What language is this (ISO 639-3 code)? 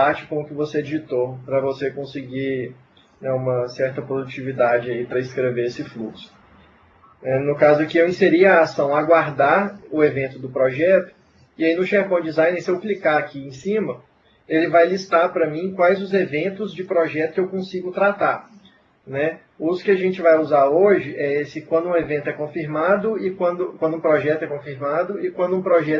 por